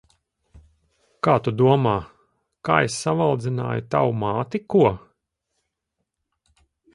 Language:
Latvian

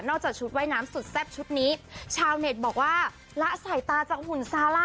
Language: Thai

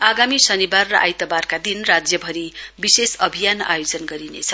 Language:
Nepali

